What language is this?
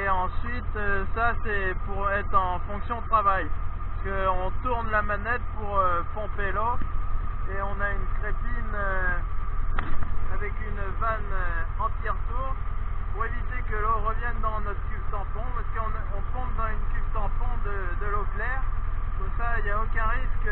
French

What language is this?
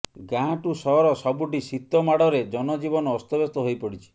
Odia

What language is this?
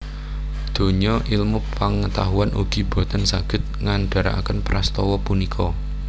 Javanese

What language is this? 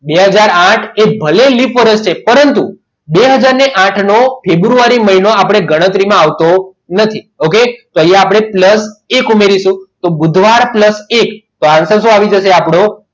Gujarati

